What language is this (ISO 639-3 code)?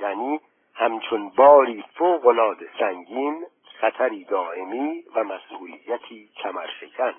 fas